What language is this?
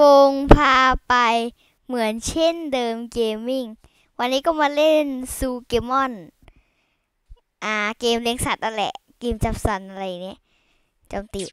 Thai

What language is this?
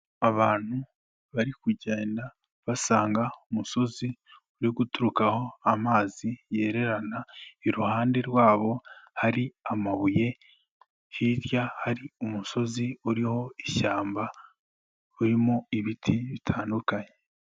Kinyarwanda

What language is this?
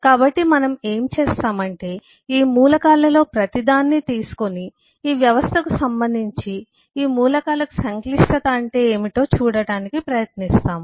Telugu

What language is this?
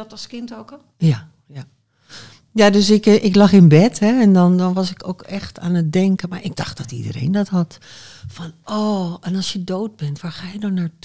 Dutch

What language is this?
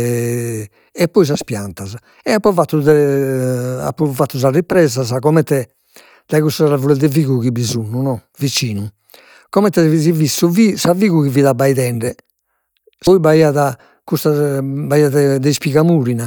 Sardinian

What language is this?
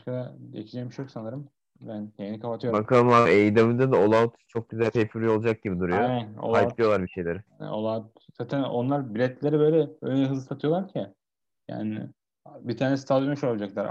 Turkish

